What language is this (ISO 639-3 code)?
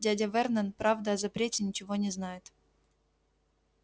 rus